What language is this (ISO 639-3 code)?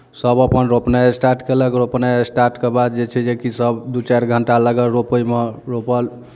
mai